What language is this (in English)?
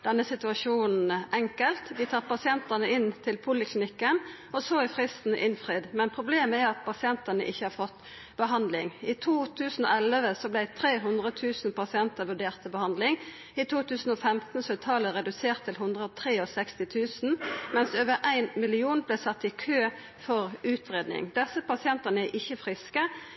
Norwegian Nynorsk